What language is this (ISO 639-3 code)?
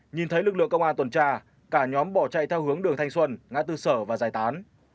vie